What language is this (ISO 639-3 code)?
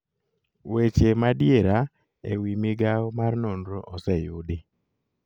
luo